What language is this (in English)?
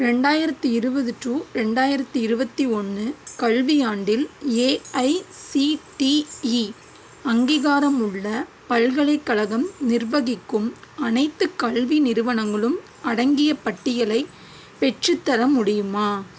Tamil